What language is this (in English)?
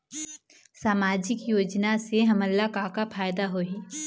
Chhattisgarhi